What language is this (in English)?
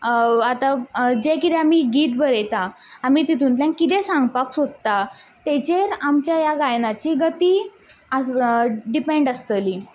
Konkani